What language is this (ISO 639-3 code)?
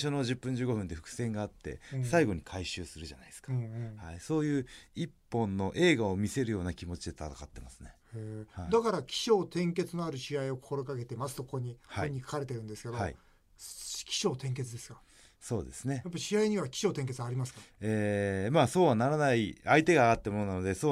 jpn